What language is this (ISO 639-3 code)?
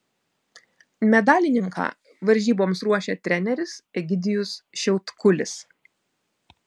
lit